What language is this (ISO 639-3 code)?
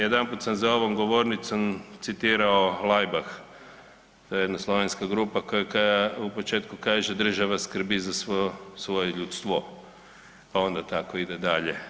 hrv